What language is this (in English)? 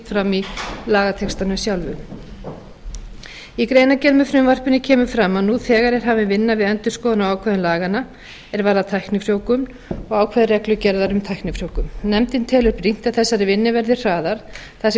Icelandic